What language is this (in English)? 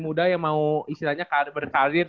Indonesian